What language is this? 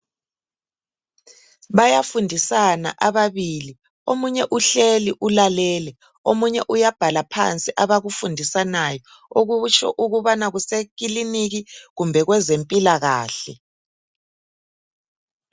North Ndebele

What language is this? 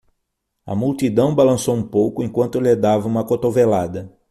Portuguese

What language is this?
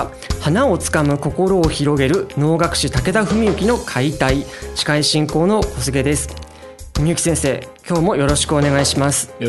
Japanese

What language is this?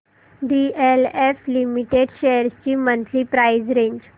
Marathi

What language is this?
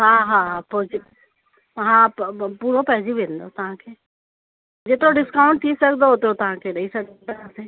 Sindhi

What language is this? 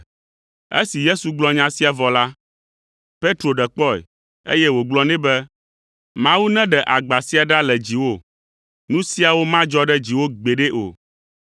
Ewe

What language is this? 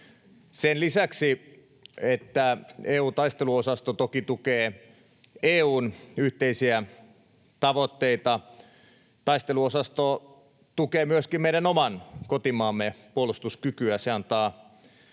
Finnish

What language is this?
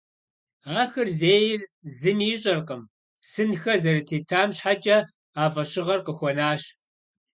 Kabardian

